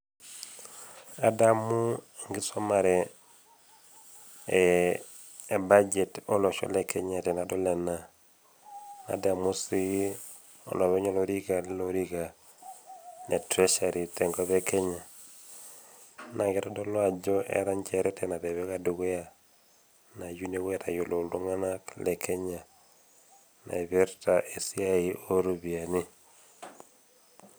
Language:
Masai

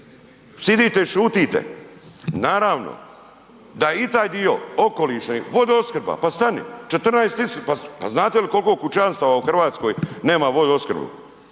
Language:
Croatian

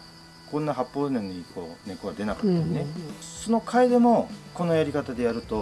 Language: Japanese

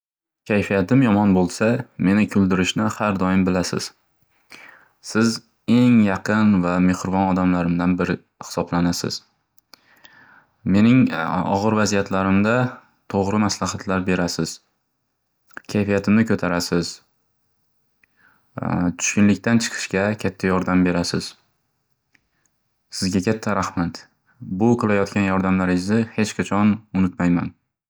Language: Uzbek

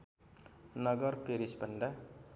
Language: Nepali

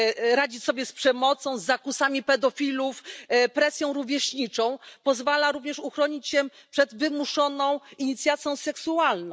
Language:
Polish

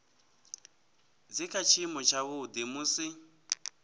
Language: Venda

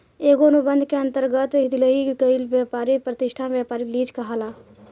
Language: Bhojpuri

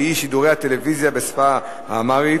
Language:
Hebrew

